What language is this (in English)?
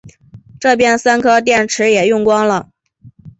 Chinese